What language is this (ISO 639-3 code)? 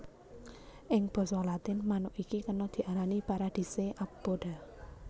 jav